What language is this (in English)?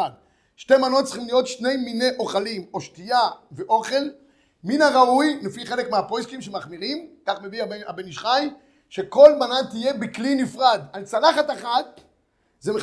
Hebrew